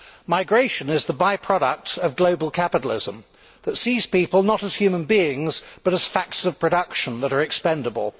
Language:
English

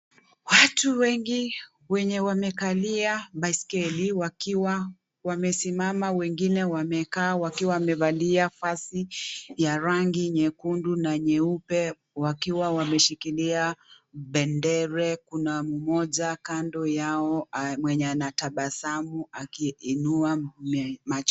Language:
Swahili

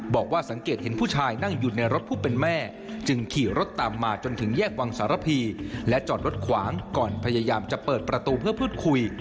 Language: Thai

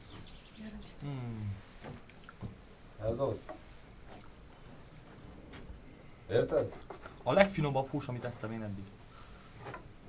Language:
Romanian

